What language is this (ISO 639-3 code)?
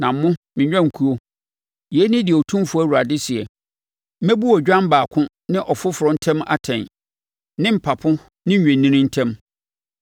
aka